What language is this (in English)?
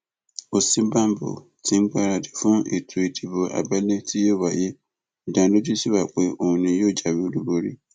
Yoruba